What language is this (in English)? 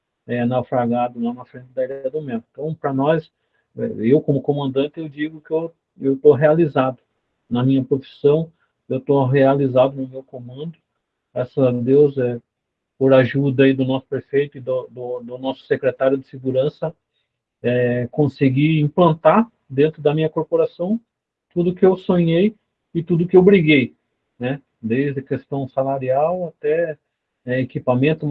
Portuguese